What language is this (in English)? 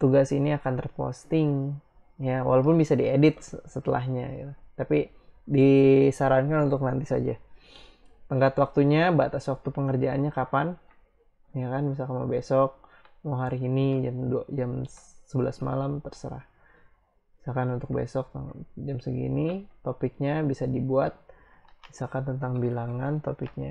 Indonesian